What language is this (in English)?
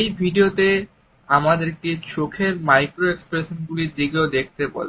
Bangla